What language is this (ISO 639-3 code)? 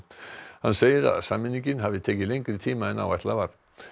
isl